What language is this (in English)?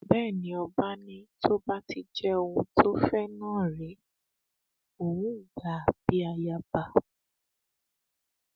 Yoruba